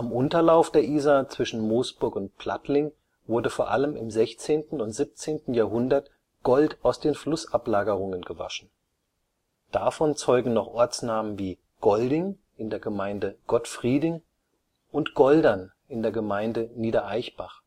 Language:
German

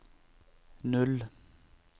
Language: Norwegian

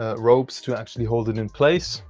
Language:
English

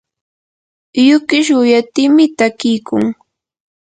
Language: Yanahuanca Pasco Quechua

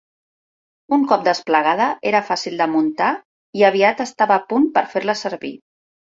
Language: Catalan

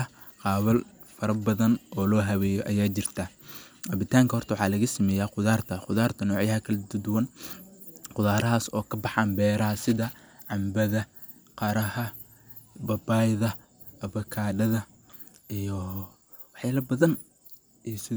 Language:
Somali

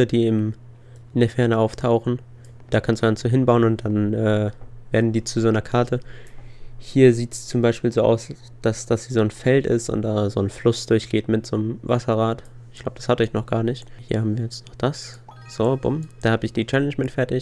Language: German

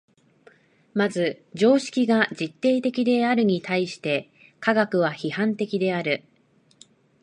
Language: Japanese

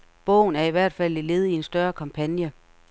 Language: Danish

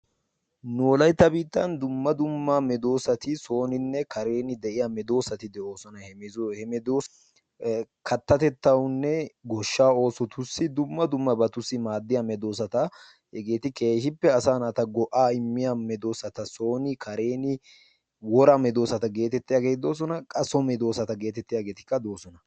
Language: Wolaytta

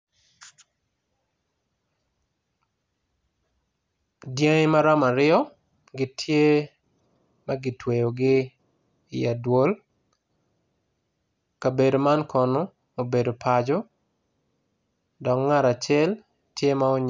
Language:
Acoli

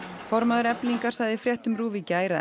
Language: Icelandic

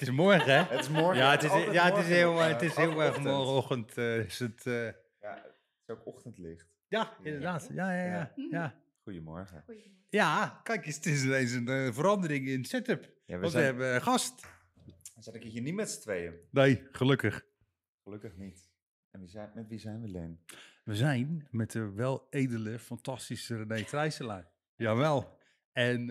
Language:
Dutch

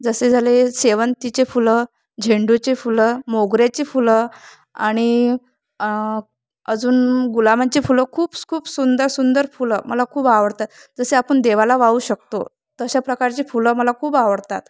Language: Marathi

